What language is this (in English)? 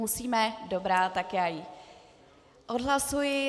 Czech